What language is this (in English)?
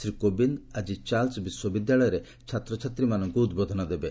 Odia